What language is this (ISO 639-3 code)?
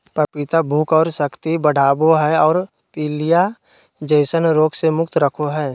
mag